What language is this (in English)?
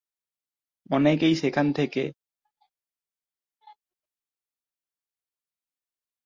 Bangla